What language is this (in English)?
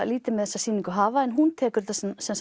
Icelandic